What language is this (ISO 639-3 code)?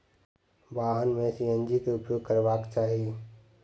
mai